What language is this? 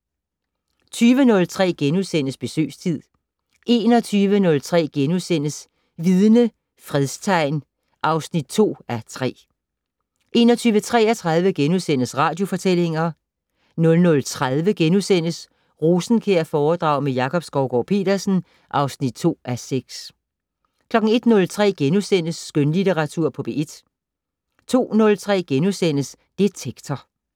Danish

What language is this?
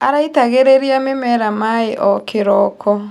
Kikuyu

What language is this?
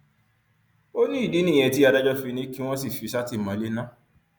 Yoruba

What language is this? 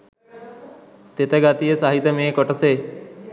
Sinhala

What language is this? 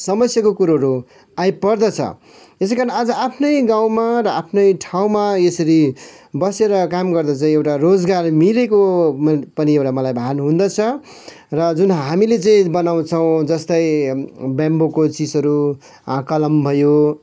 Nepali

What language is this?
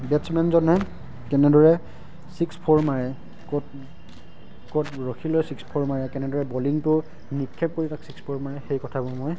Assamese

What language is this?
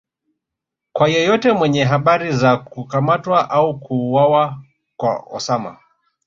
Swahili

